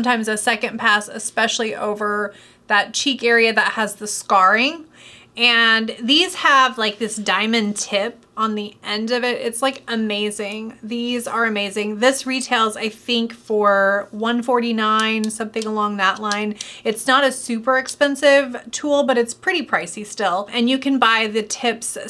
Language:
English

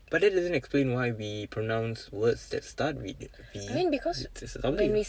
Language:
English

